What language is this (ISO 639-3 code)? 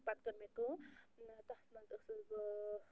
kas